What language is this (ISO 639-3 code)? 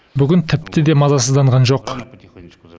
kaz